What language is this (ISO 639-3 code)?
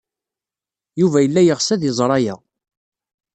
kab